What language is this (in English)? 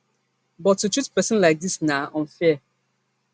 Nigerian Pidgin